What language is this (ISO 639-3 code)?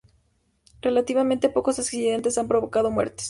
spa